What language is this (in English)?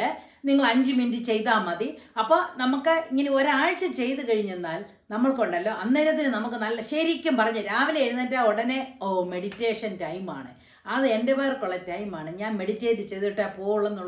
Malayalam